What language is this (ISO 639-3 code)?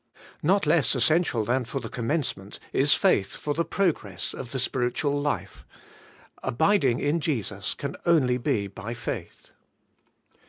eng